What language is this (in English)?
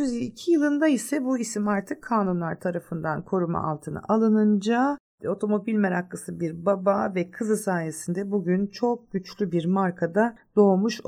Turkish